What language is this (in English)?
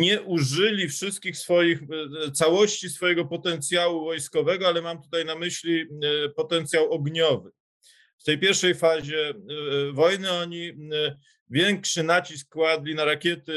Polish